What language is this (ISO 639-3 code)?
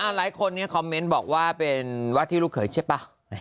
tha